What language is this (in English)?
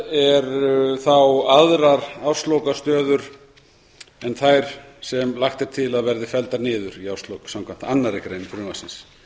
Icelandic